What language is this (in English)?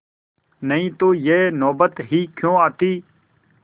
Hindi